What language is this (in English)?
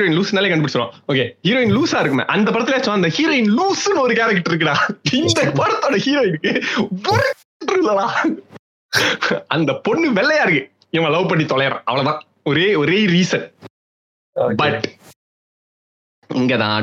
Tamil